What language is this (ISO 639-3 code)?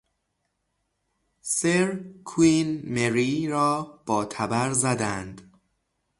fas